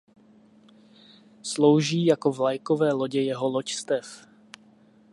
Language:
Czech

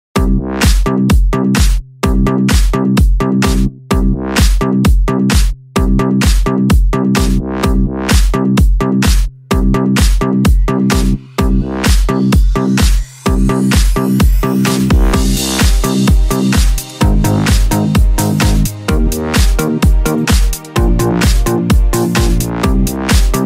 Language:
Vietnamese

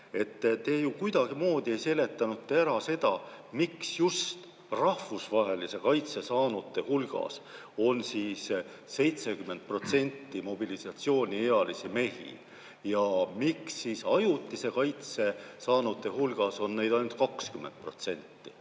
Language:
Estonian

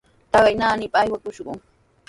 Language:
Sihuas Ancash Quechua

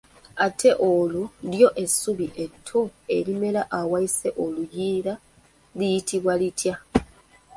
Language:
Ganda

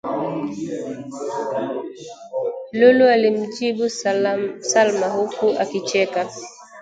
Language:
Swahili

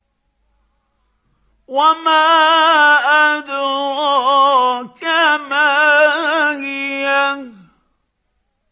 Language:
Arabic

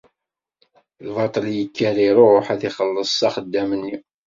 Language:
Kabyle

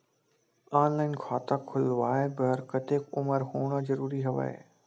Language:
Chhattisgarhi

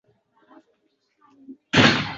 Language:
Uzbek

